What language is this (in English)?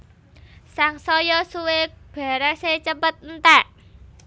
Javanese